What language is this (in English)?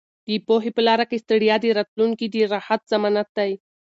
Pashto